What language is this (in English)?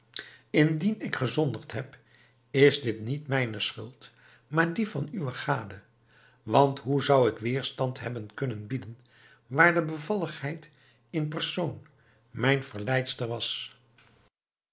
Dutch